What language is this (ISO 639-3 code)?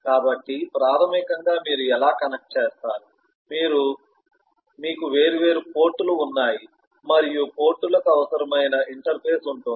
tel